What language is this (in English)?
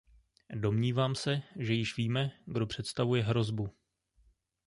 Czech